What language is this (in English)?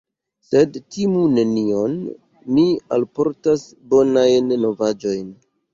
Esperanto